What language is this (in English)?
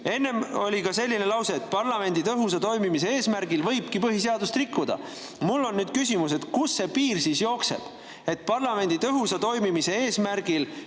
Estonian